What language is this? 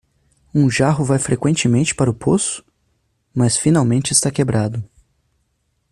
Portuguese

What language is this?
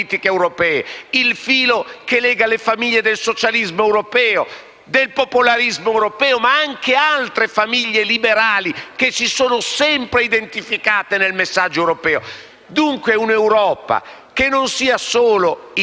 Italian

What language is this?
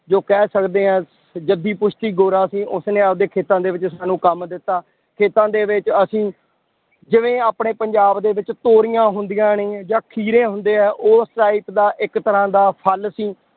Punjabi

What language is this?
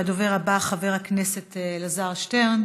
Hebrew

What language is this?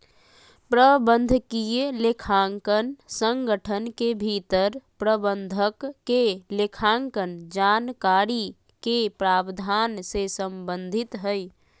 Magahi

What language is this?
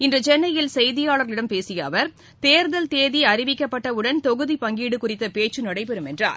Tamil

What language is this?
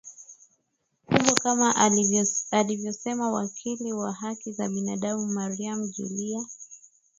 Swahili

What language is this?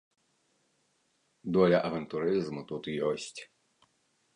Belarusian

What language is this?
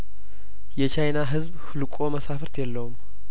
Amharic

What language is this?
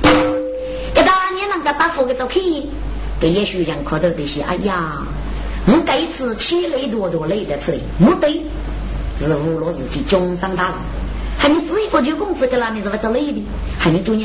Chinese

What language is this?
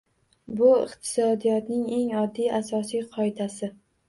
Uzbek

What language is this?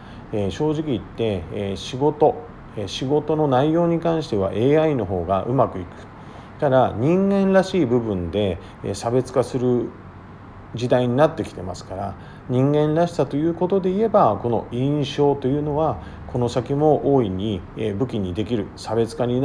Japanese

